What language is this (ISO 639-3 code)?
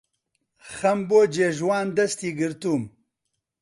ckb